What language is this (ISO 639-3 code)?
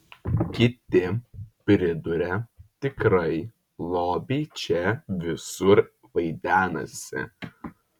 lit